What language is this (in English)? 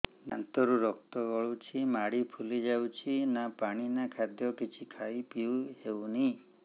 Odia